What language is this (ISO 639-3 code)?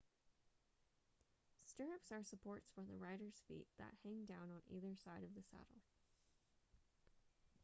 eng